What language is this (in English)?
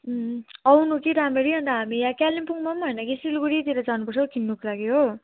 Nepali